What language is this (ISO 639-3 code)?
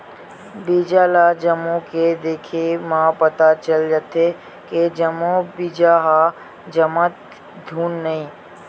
hne